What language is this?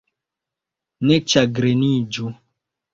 Esperanto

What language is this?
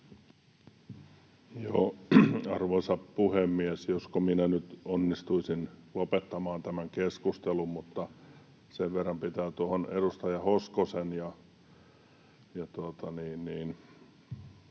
Finnish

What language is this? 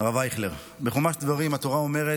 Hebrew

